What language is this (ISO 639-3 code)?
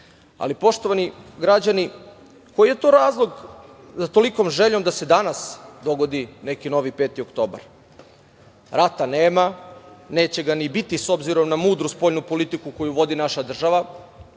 srp